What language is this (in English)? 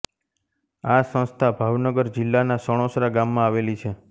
Gujarati